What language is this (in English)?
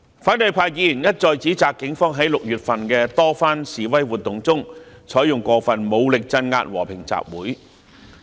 Cantonese